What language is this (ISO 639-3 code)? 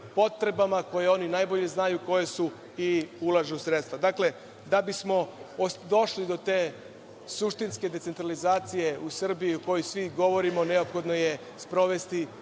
srp